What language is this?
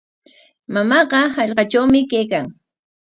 Corongo Ancash Quechua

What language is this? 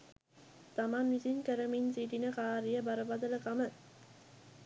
Sinhala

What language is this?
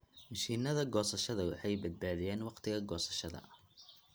Somali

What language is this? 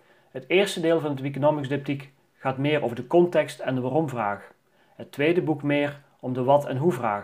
Dutch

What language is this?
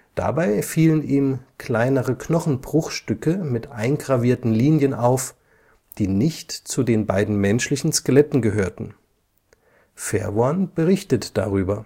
German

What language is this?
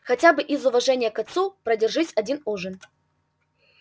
Russian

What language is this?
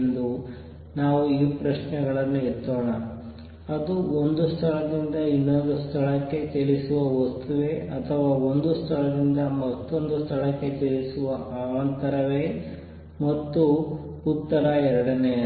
Kannada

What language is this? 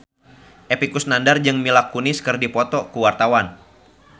Sundanese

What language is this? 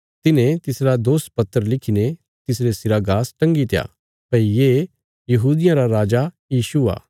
Bilaspuri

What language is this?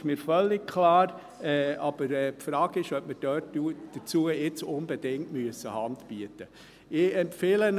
Swiss German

